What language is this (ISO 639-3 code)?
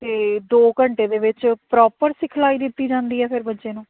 pan